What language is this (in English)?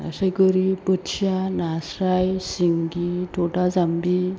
Bodo